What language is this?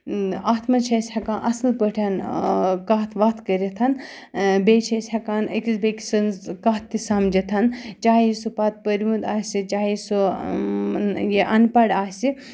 Kashmiri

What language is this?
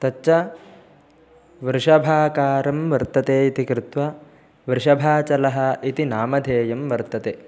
Sanskrit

